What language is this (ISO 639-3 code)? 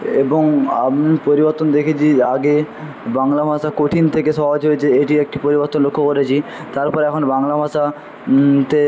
ben